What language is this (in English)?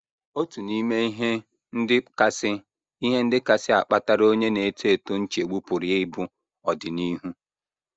Igbo